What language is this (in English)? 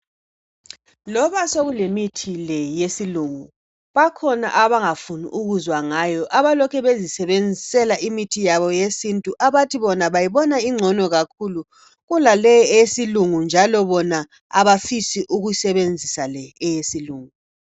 North Ndebele